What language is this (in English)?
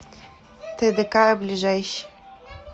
Russian